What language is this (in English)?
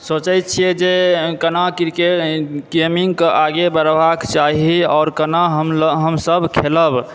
Maithili